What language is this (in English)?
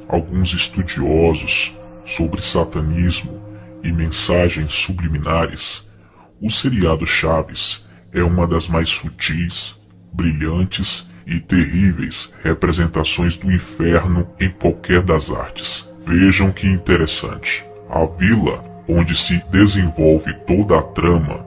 Portuguese